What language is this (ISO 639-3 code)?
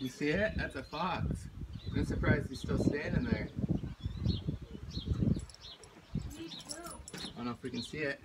eng